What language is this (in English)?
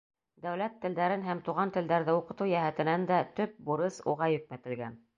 Bashkir